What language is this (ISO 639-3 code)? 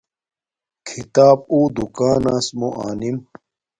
dmk